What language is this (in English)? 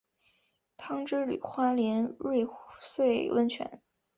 Chinese